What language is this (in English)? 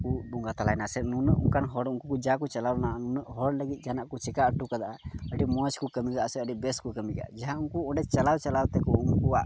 Santali